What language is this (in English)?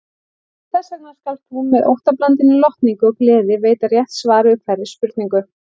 Icelandic